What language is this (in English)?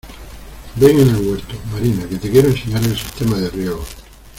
Spanish